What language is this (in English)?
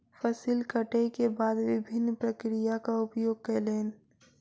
Maithili